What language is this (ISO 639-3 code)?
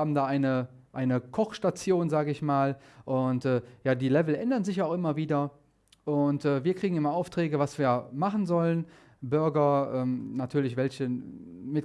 deu